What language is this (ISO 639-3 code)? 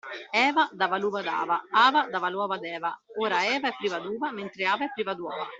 ita